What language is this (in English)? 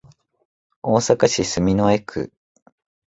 Japanese